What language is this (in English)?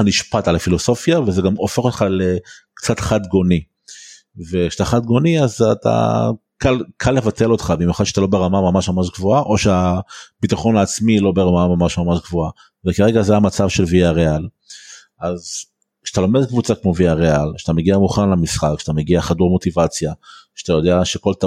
Hebrew